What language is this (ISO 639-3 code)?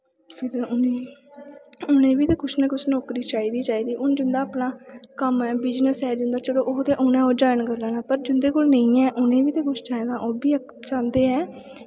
doi